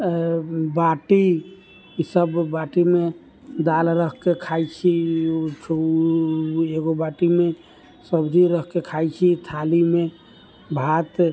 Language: Maithili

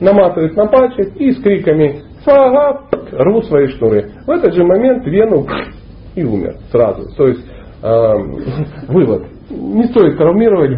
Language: Russian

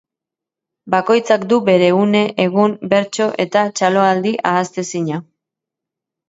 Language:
Basque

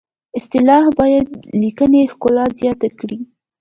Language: Pashto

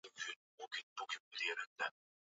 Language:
Swahili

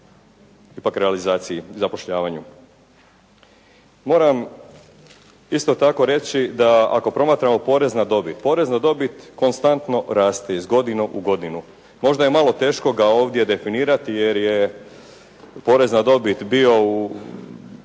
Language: Croatian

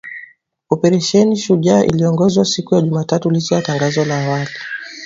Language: Swahili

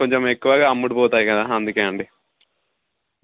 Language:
Telugu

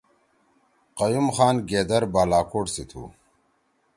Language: Torwali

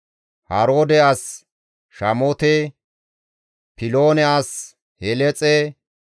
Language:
Gamo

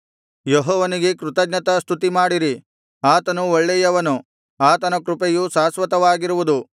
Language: Kannada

